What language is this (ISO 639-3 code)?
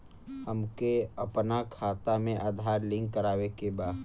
bho